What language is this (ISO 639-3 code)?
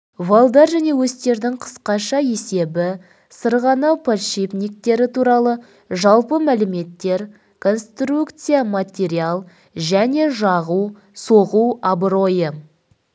kaz